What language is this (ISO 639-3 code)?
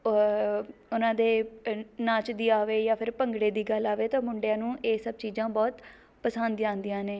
pan